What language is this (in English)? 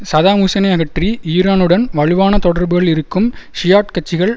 Tamil